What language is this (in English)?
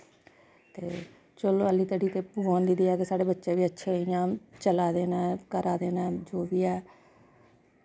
Dogri